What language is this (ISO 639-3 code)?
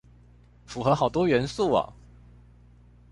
zho